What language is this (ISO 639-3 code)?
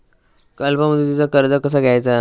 mar